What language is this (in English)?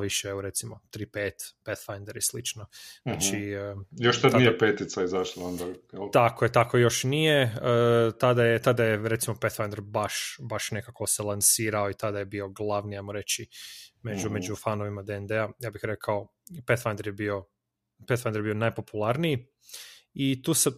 Croatian